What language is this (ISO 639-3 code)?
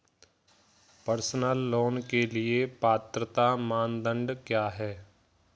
hin